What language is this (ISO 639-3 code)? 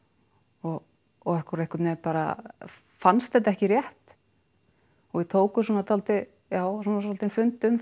isl